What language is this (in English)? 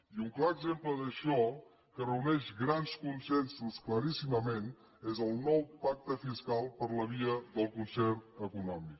Catalan